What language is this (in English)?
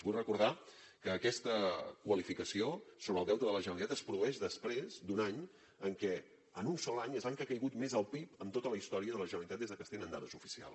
Catalan